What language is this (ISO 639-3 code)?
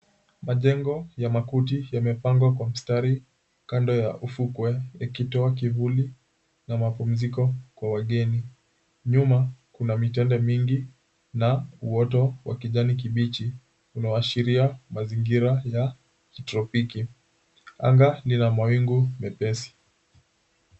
swa